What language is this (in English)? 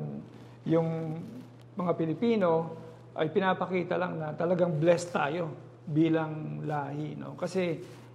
Filipino